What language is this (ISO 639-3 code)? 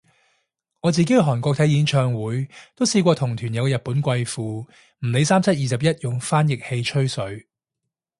yue